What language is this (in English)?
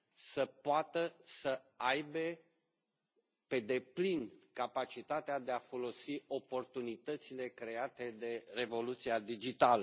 Romanian